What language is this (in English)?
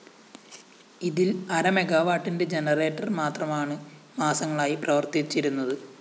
Malayalam